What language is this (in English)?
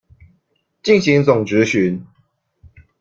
Chinese